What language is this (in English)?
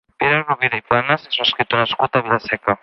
Catalan